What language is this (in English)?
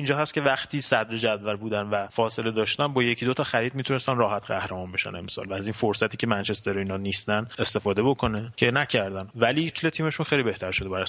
Persian